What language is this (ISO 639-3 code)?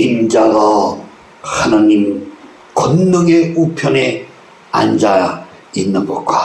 kor